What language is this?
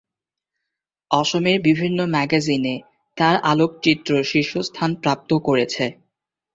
Bangla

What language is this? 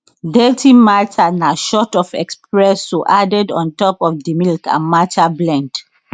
Nigerian Pidgin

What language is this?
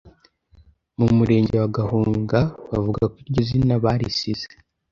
Kinyarwanda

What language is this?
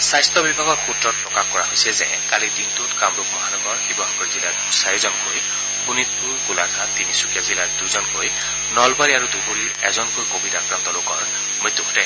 Assamese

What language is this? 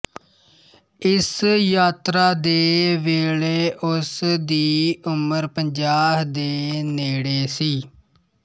Punjabi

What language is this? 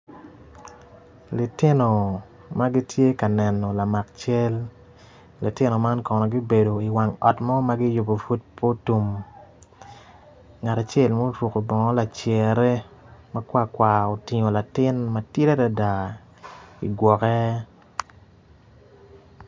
Acoli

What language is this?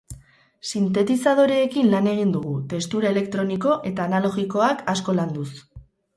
Basque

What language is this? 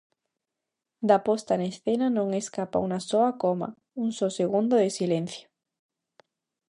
Galician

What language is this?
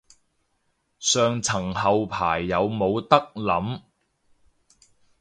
Cantonese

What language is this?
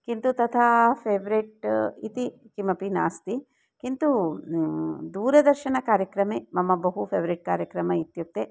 Sanskrit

